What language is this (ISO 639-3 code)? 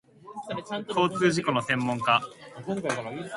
jpn